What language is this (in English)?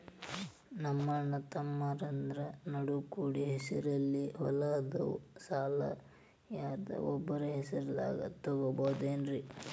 Kannada